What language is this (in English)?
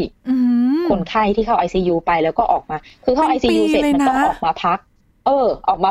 Thai